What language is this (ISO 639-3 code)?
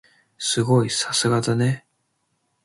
jpn